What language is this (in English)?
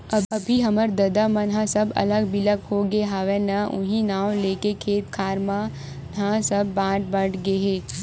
Chhattisgarhi